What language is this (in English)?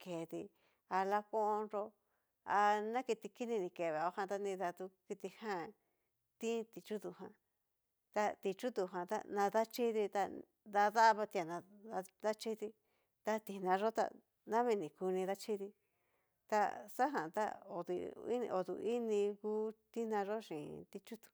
Cacaloxtepec Mixtec